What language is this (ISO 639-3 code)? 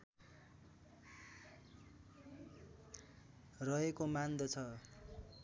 nep